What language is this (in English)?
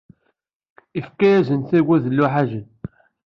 Kabyle